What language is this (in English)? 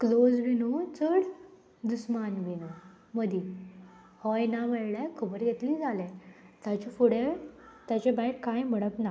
Konkani